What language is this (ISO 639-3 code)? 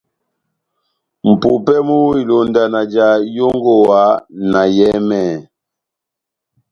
bnm